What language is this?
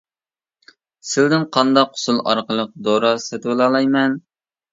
Uyghur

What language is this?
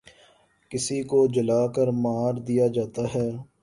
Urdu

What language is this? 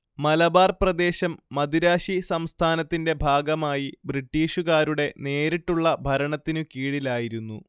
Malayalam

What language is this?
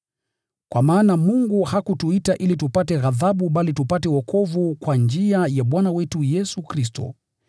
Swahili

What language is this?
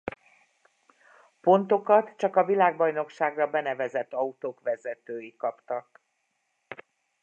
Hungarian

